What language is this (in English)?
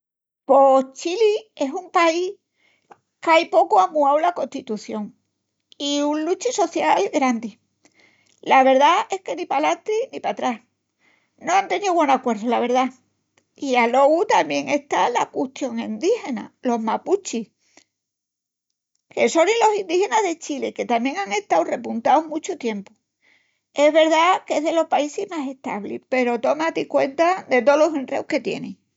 Extremaduran